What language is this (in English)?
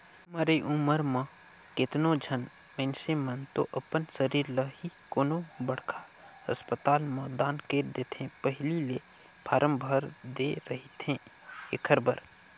Chhattisgarhi